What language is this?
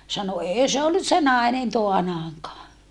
Finnish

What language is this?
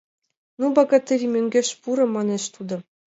Mari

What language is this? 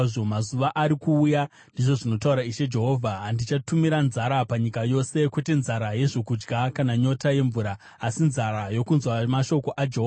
Shona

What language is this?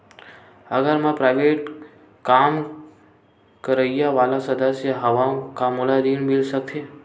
Chhattisgarhi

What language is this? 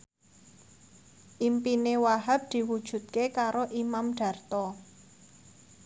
Javanese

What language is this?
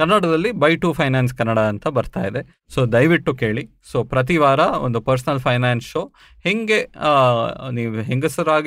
Kannada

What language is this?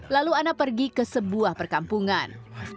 Indonesian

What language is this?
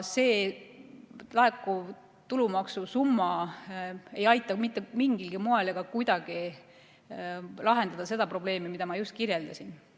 Estonian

